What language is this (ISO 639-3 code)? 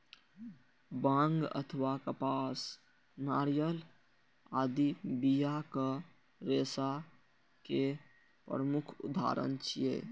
mai